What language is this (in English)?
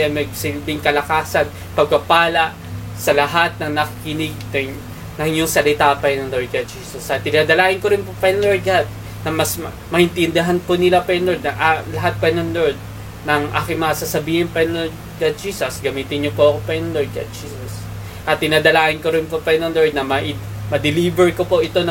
Filipino